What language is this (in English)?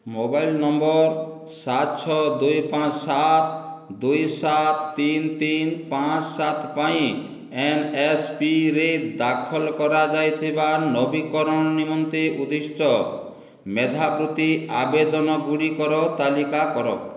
Odia